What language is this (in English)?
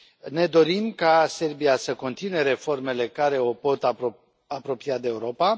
Romanian